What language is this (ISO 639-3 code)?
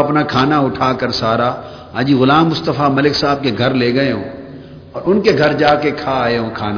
urd